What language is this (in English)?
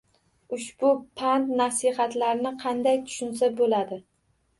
Uzbek